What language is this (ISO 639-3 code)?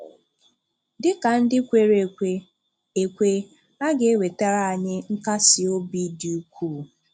ibo